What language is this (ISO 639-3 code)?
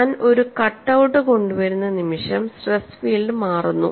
mal